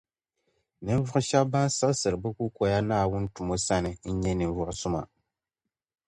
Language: Dagbani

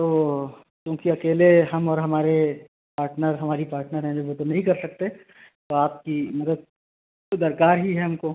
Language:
Urdu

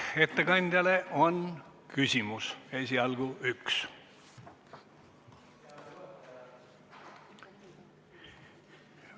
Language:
Estonian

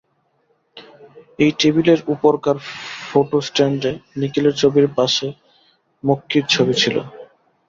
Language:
Bangla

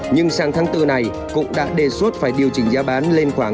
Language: Vietnamese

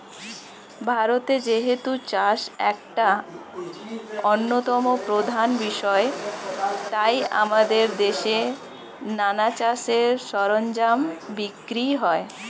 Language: Bangla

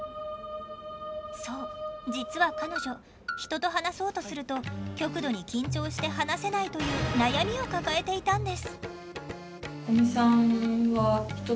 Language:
Japanese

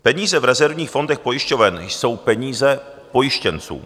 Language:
Czech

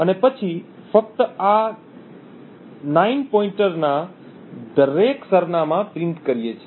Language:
Gujarati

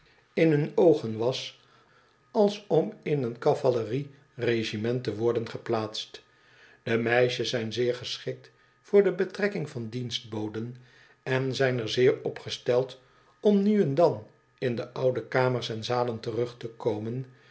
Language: Dutch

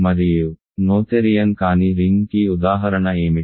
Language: Telugu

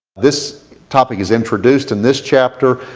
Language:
English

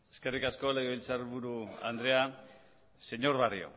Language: Basque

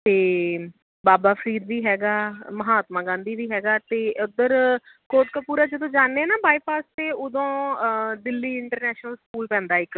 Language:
Punjabi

